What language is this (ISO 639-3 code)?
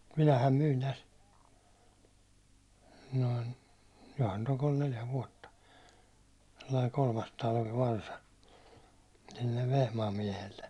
fin